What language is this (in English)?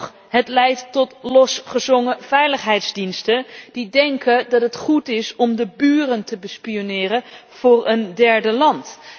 Dutch